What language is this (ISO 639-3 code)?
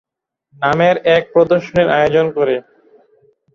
ben